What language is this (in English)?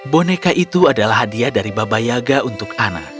Indonesian